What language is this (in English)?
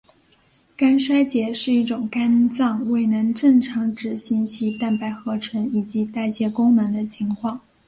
Chinese